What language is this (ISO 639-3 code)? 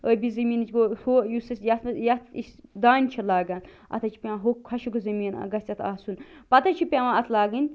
kas